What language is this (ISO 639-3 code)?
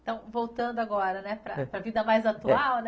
por